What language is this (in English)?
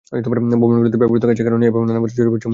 Bangla